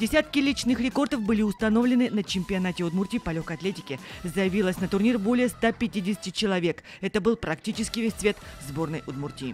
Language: Russian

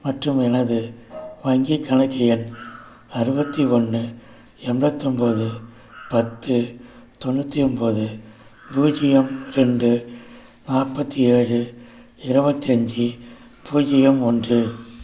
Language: Tamil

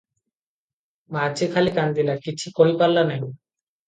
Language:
Odia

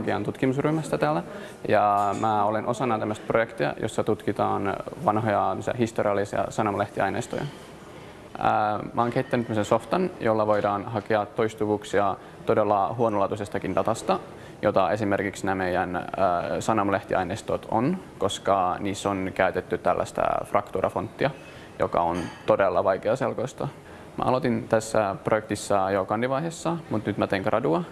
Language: Finnish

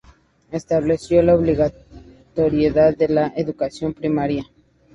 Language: Spanish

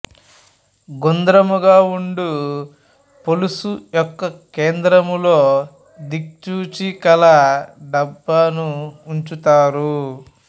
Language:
Telugu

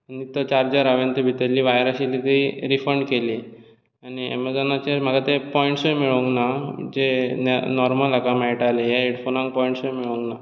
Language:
Konkani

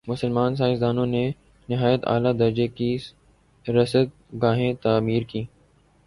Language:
Urdu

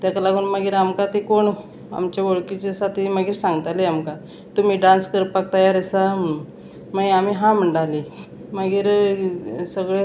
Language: Konkani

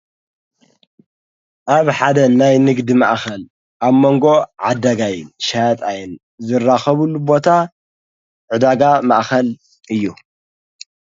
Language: Tigrinya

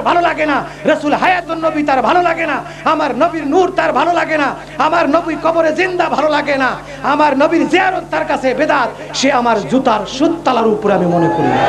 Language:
Arabic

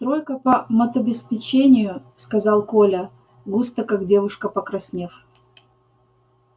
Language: Russian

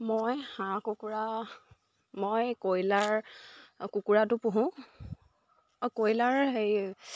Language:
Assamese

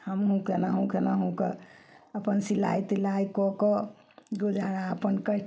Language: Maithili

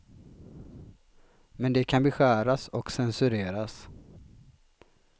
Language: Swedish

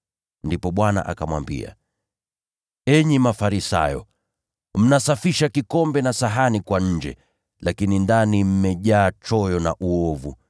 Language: Swahili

